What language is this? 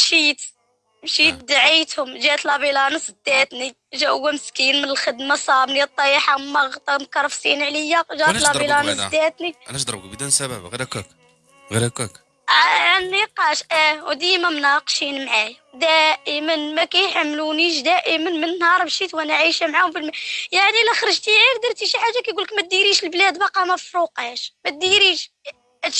Arabic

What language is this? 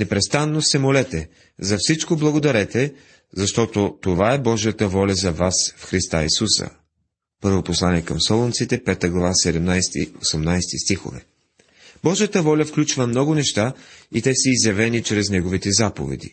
Bulgarian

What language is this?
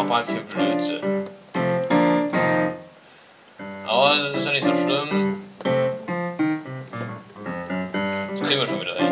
German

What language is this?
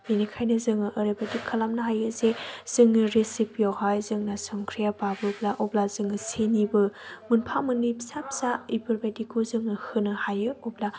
Bodo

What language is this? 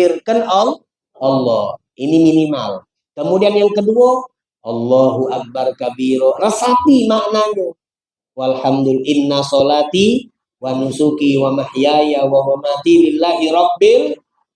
Indonesian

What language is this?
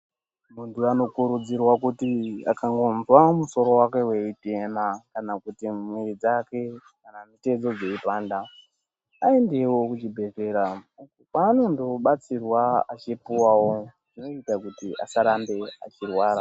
Ndau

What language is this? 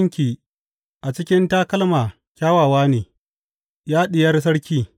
Hausa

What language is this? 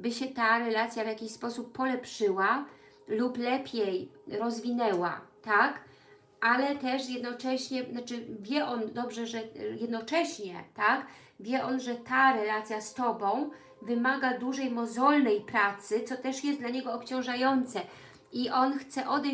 Polish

